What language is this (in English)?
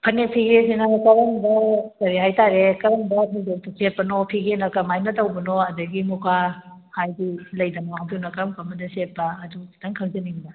Manipuri